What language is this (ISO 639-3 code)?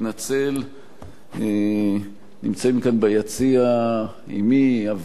heb